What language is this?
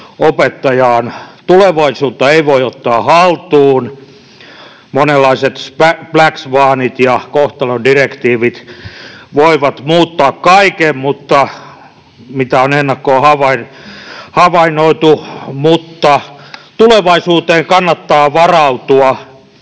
Finnish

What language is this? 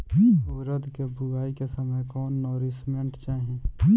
Bhojpuri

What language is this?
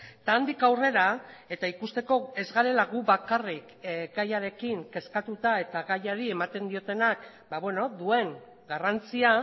Basque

